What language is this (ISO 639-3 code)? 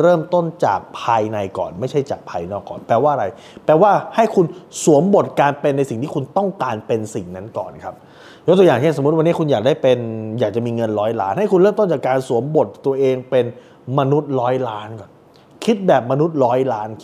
tha